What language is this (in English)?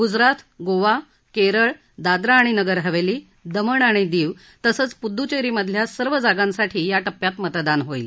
Marathi